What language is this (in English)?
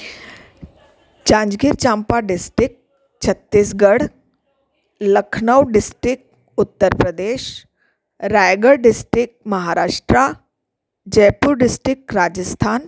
Sindhi